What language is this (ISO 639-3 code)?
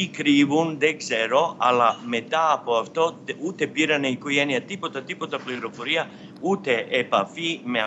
ell